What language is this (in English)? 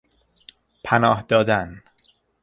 Persian